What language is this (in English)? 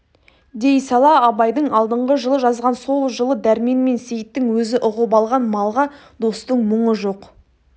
Kazakh